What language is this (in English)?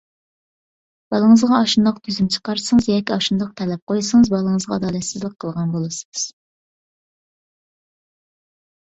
Uyghur